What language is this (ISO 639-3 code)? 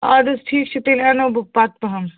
kas